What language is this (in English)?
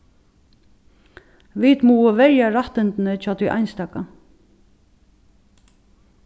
Faroese